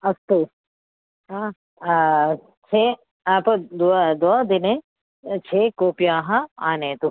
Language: Sanskrit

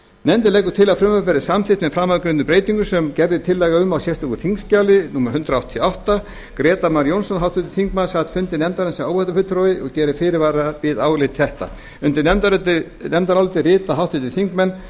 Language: Icelandic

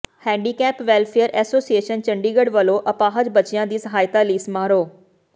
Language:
Punjabi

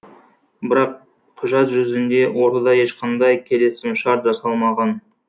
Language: Kazakh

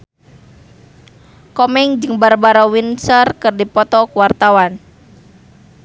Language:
Sundanese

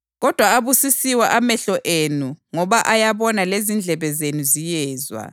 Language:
North Ndebele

